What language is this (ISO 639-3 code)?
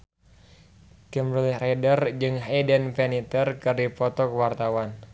sun